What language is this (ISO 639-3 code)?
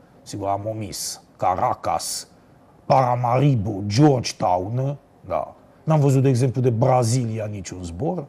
ron